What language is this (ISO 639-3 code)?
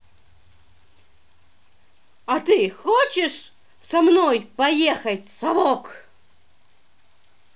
rus